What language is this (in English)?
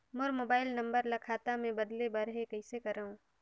Chhattisgarhi